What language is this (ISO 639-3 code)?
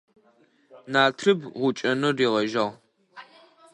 ady